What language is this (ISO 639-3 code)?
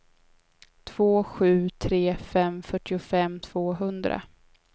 swe